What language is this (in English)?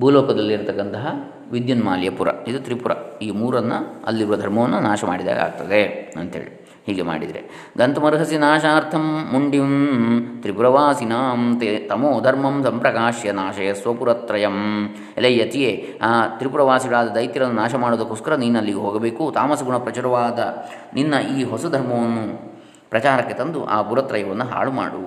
Kannada